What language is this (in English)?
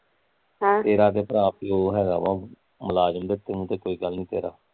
Punjabi